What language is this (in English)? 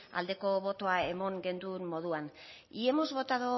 Basque